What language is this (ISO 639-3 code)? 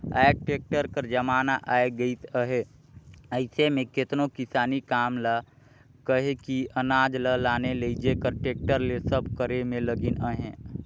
hne